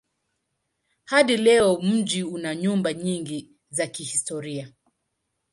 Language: Swahili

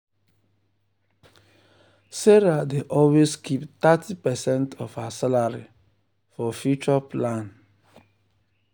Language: Nigerian Pidgin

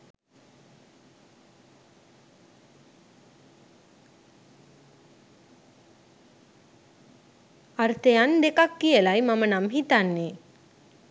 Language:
Sinhala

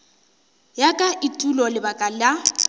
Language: Northern Sotho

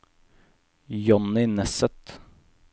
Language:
Norwegian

